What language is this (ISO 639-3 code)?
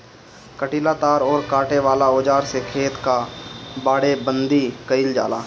bho